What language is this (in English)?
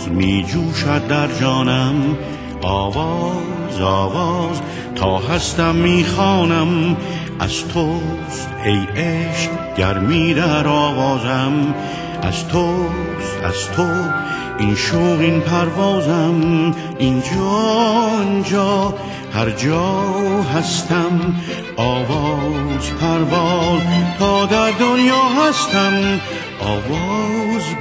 Persian